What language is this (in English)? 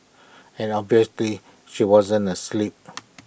English